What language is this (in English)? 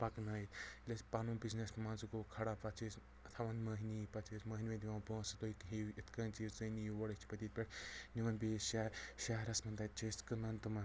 Kashmiri